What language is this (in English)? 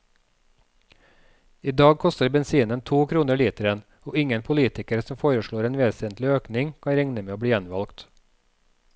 Norwegian